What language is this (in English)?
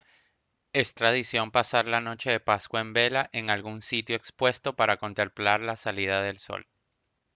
Spanish